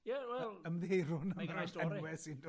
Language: Welsh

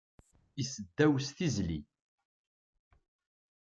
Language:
Kabyle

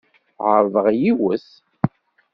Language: Kabyle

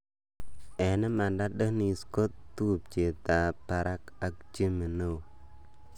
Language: Kalenjin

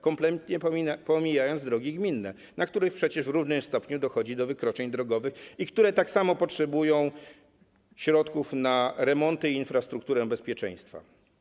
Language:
Polish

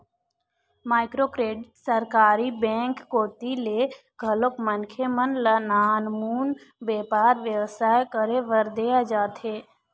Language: Chhattisgarhi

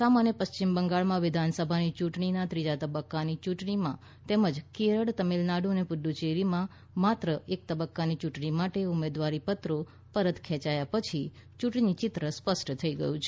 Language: Gujarati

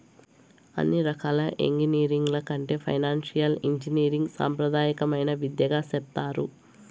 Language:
Telugu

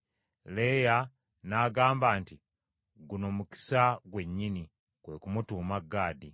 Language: Ganda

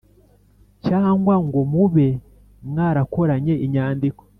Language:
Kinyarwanda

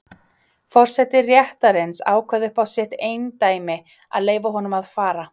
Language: Icelandic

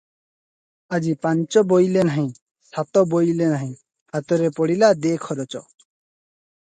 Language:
Odia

